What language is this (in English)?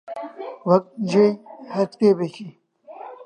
Central Kurdish